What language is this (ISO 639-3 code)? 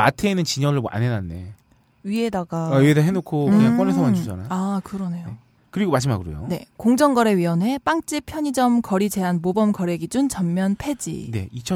kor